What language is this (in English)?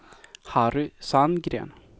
Swedish